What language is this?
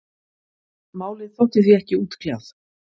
Icelandic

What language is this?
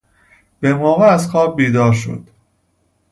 Persian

